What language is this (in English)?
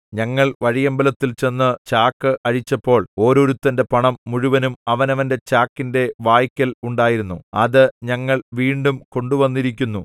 Malayalam